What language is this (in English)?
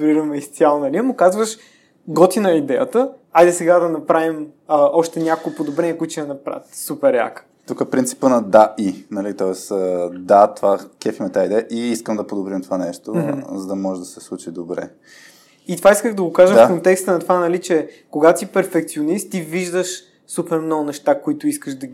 Bulgarian